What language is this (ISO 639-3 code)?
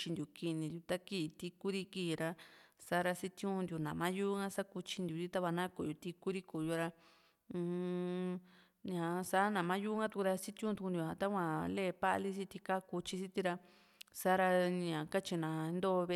vmc